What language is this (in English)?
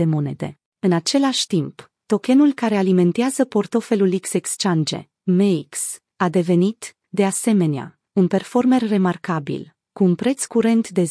Romanian